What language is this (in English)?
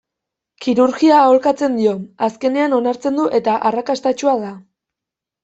Basque